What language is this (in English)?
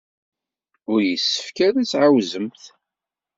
Kabyle